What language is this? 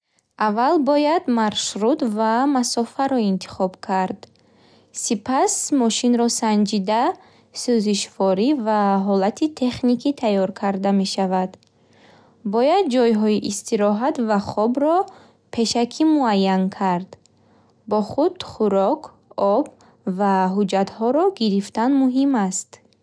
Bukharic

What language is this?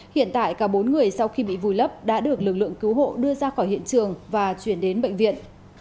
Vietnamese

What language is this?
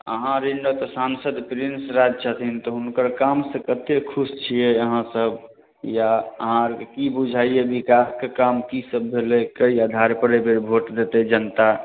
Maithili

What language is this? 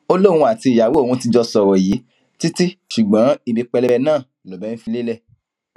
Yoruba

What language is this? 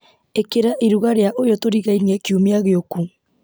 Kikuyu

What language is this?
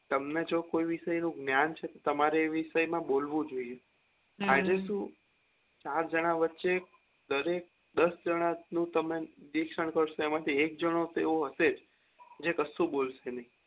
Gujarati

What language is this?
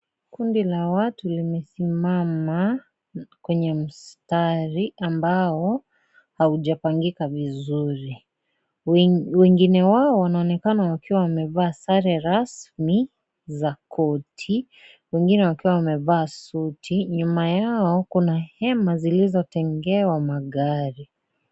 Swahili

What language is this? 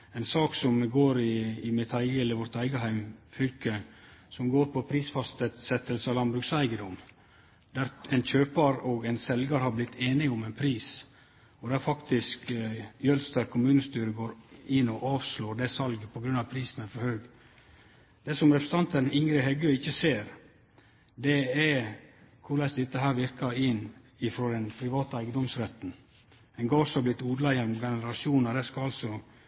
Norwegian Nynorsk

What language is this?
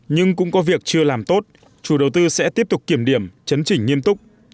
Vietnamese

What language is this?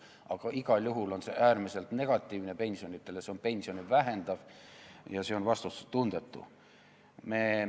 Estonian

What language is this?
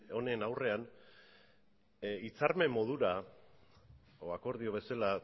Basque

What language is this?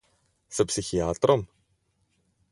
Slovenian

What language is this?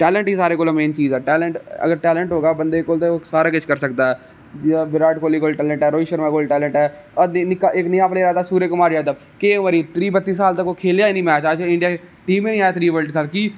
Dogri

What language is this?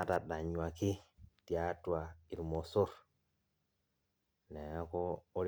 Masai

